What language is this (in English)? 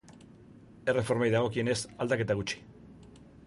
Basque